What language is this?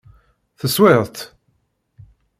Kabyle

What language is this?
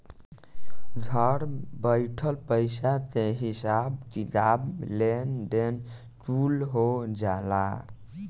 Bhojpuri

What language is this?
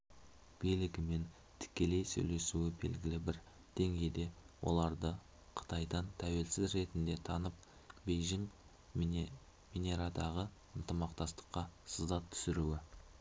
Kazakh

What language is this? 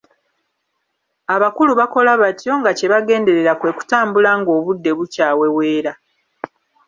Ganda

